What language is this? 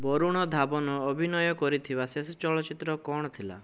Odia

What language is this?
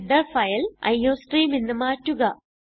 Malayalam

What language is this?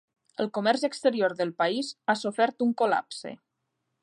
Catalan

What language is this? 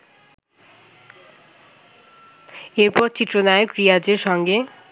Bangla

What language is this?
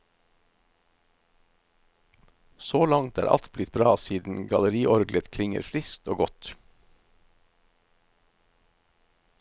Norwegian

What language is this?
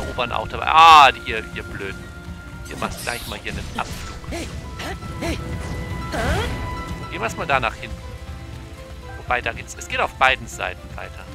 German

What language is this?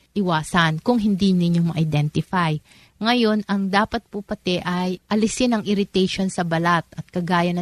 Filipino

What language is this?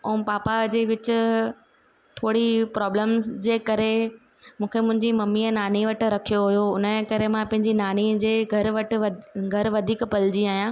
Sindhi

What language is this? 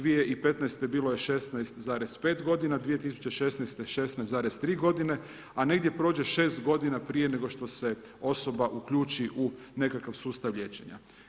Croatian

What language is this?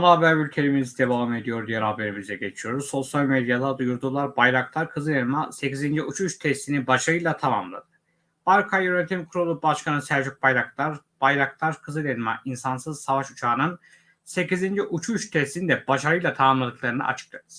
Turkish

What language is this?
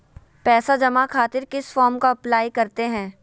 Magahi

